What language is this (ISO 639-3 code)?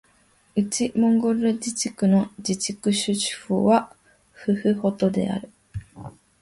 jpn